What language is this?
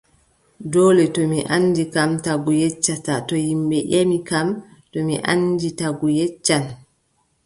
Adamawa Fulfulde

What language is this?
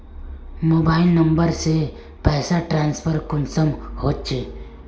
Magahi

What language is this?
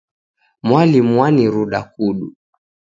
Taita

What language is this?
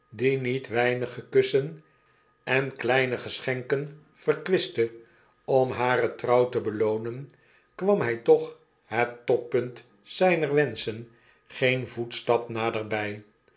Dutch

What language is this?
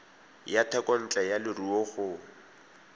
Tswana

